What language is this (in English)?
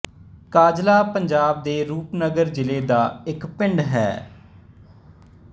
Punjabi